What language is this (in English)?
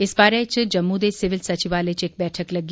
Dogri